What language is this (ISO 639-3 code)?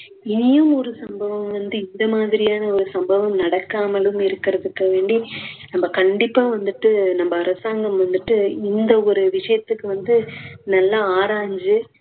tam